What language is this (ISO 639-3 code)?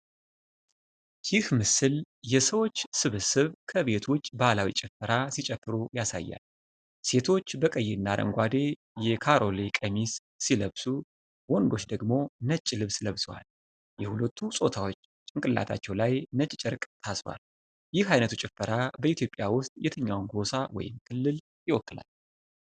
amh